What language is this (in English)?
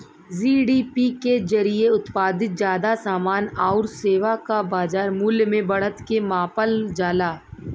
Bhojpuri